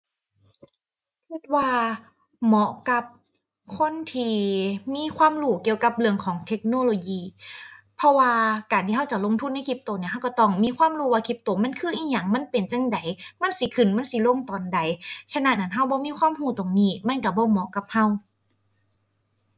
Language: Thai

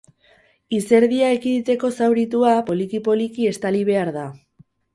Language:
Basque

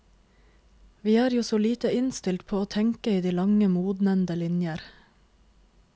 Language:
Norwegian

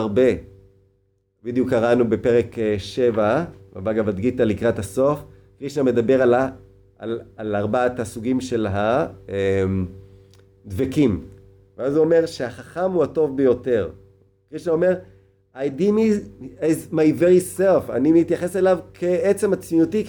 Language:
Hebrew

